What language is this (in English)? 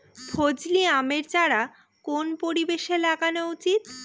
Bangla